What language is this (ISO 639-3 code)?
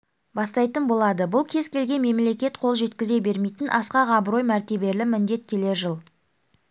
kaz